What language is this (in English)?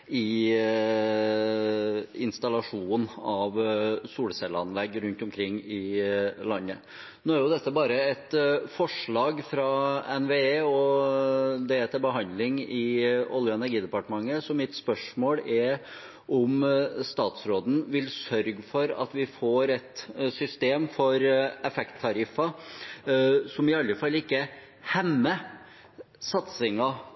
Norwegian Nynorsk